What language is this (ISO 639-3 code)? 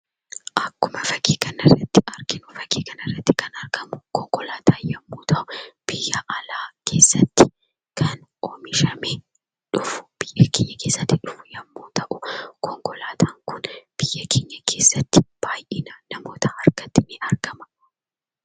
orm